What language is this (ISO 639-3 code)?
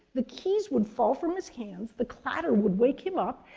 eng